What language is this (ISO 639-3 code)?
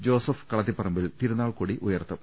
mal